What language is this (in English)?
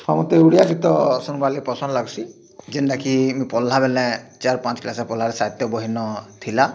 Odia